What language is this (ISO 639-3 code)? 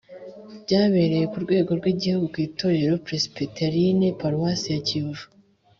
kin